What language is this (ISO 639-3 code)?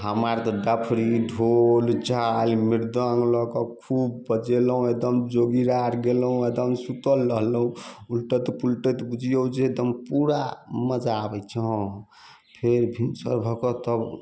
mai